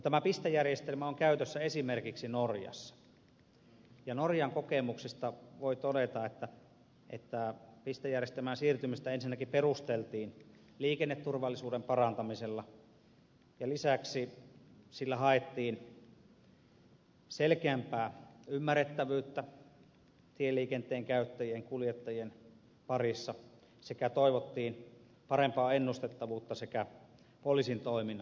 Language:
Finnish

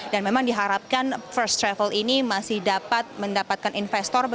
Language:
Indonesian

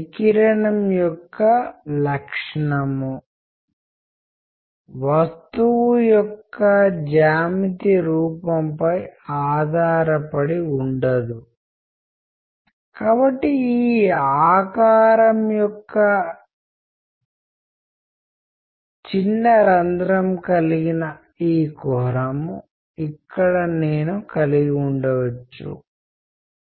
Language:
Telugu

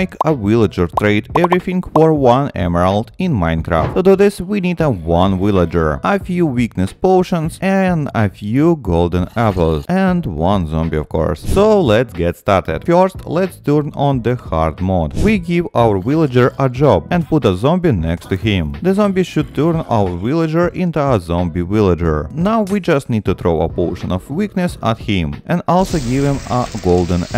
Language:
English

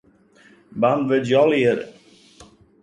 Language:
Western Frisian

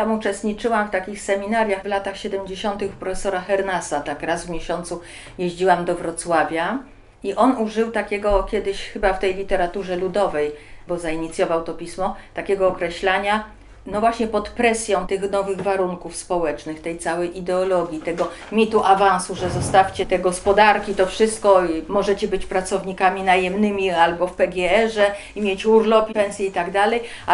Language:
Polish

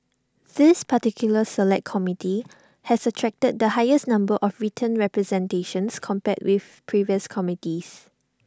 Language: English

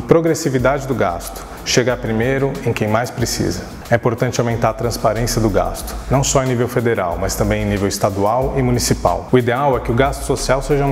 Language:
Portuguese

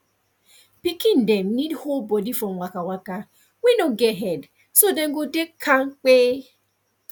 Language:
Nigerian Pidgin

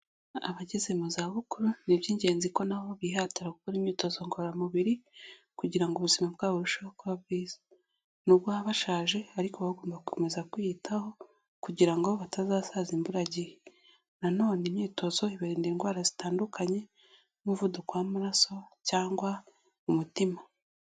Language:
Kinyarwanda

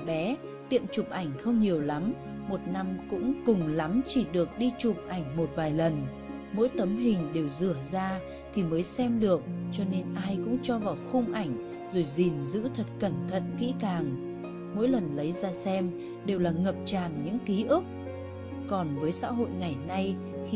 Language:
Vietnamese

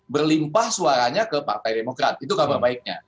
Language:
Indonesian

